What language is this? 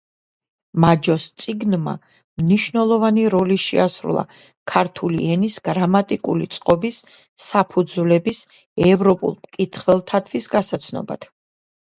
Georgian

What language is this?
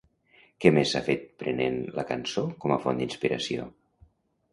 Catalan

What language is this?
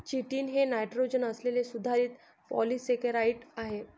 Marathi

